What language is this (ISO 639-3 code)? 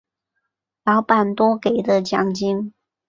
zho